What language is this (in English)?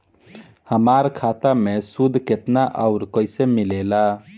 Bhojpuri